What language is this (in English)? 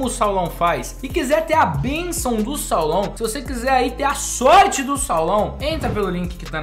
Portuguese